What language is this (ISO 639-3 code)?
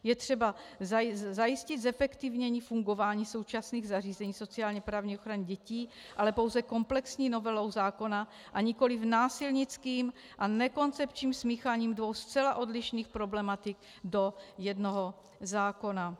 ces